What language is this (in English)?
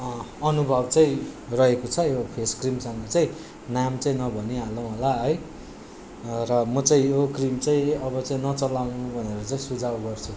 Nepali